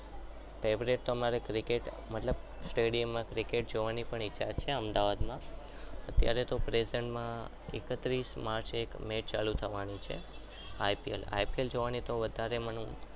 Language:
Gujarati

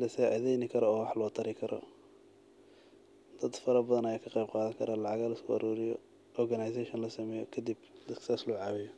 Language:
Somali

